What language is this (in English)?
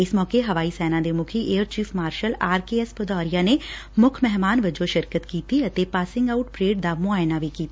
Punjabi